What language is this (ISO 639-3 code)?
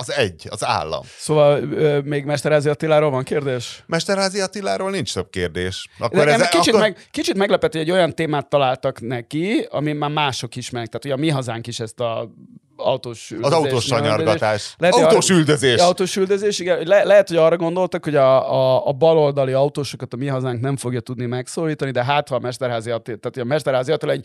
hun